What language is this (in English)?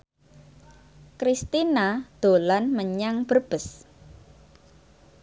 Javanese